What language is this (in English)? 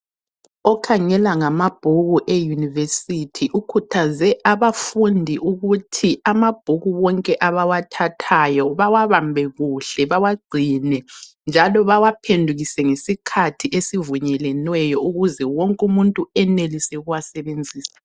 North Ndebele